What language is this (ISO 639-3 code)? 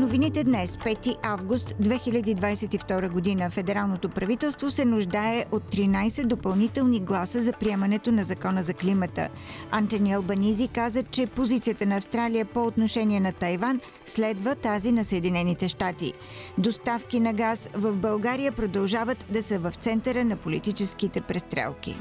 bul